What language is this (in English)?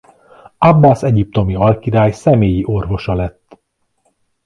Hungarian